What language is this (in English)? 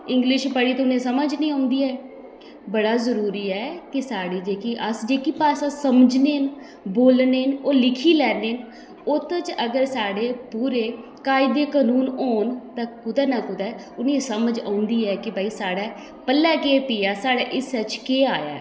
Dogri